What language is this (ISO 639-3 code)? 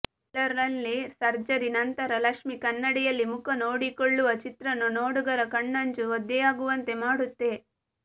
kan